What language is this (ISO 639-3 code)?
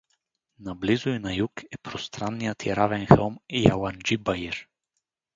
bul